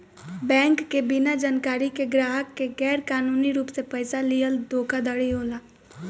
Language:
Bhojpuri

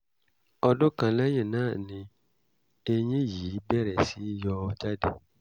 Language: Yoruba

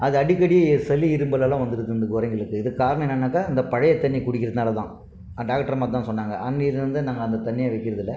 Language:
Tamil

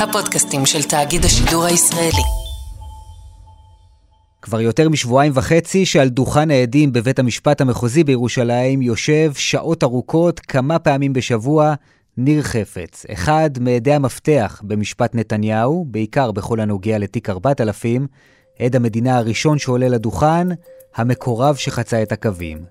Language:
Hebrew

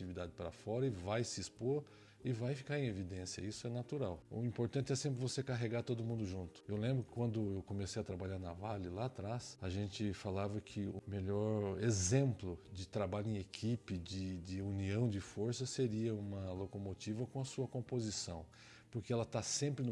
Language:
Portuguese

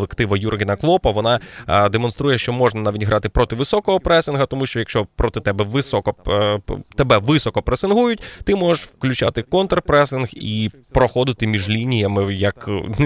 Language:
Ukrainian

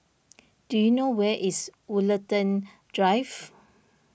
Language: English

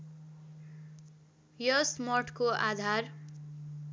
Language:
Nepali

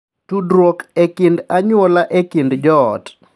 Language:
Luo (Kenya and Tanzania)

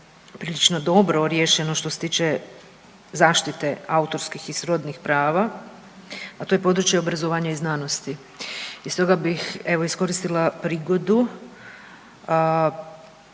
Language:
Croatian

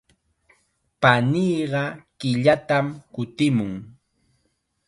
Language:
Chiquián Ancash Quechua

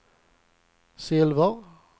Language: Swedish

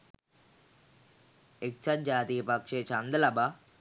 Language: Sinhala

